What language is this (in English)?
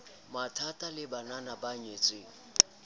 Southern Sotho